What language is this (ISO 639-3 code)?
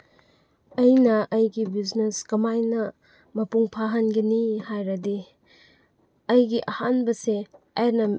mni